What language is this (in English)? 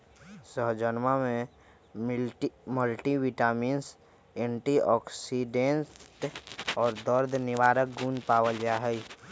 Magahi